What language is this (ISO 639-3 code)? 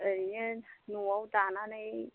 brx